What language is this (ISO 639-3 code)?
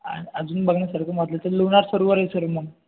mar